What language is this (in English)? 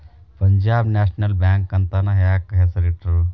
Kannada